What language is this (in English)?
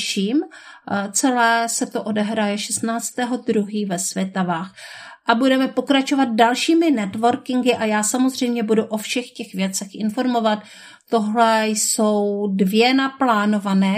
Czech